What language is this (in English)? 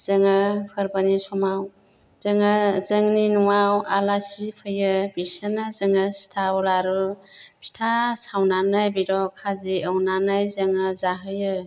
Bodo